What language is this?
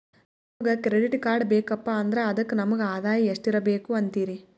Kannada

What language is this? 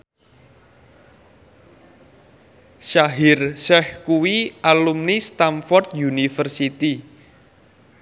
Javanese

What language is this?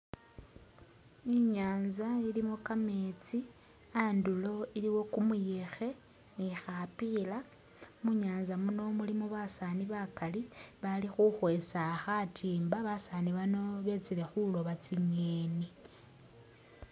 Masaaba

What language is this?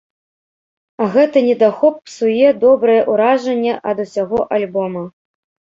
Belarusian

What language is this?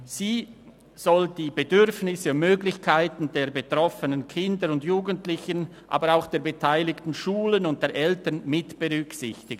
Swiss German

